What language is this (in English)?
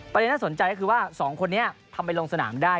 Thai